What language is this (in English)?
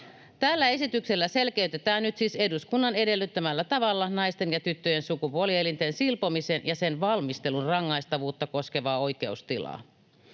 Finnish